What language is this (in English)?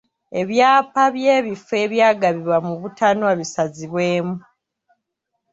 Ganda